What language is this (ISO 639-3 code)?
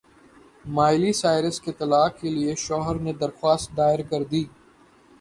urd